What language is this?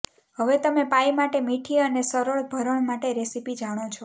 Gujarati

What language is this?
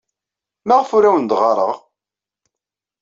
Kabyle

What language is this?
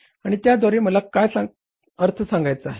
Marathi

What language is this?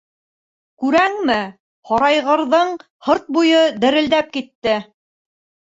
Bashkir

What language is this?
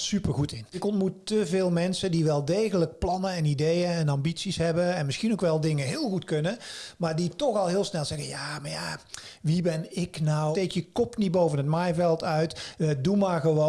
Dutch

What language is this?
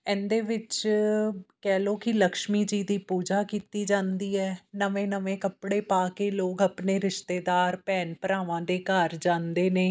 Punjabi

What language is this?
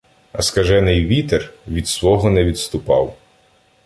Ukrainian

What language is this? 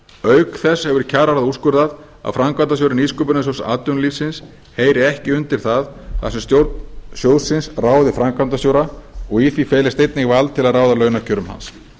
Icelandic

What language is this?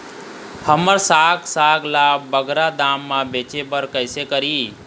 Chhattisgarhi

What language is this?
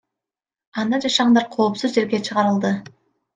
Kyrgyz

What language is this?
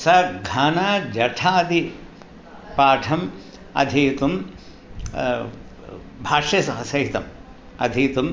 Sanskrit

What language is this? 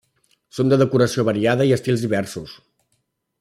Catalan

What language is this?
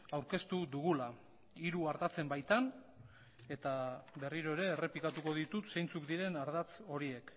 Basque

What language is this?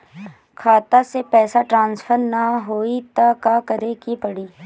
Bhojpuri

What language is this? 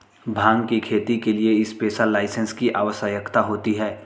Hindi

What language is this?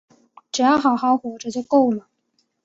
Chinese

